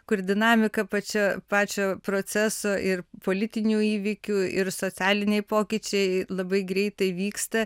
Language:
Lithuanian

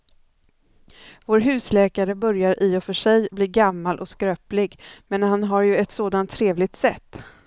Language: Swedish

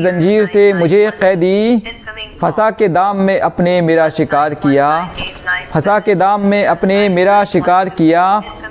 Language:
Hindi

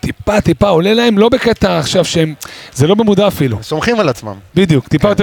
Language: Hebrew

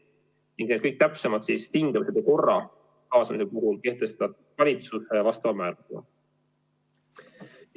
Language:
Estonian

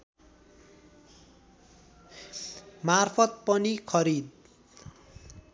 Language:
Nepali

